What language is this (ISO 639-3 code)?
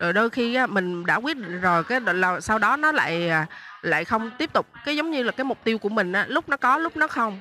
vie